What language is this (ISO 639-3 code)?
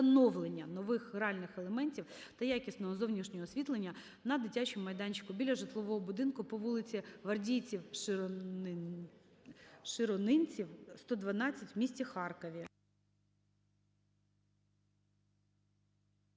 ukr